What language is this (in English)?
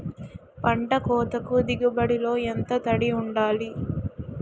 Telugu